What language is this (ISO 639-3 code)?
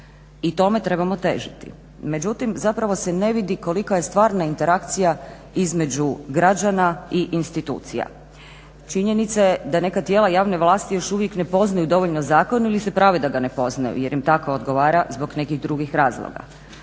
hrv